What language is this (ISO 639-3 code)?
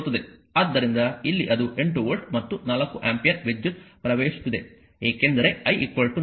kan